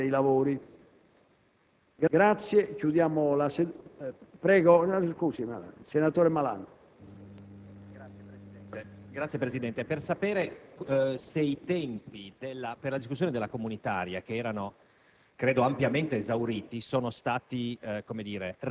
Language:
Italian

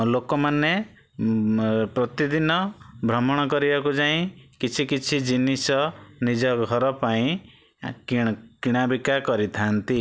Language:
Odia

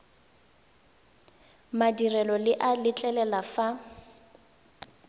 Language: Tswana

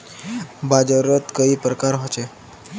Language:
Magahi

